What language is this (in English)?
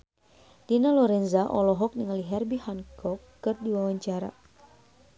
Sundanese